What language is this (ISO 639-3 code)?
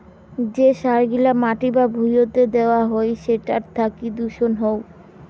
ben